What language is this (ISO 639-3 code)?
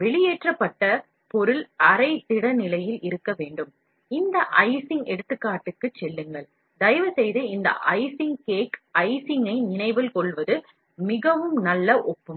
tam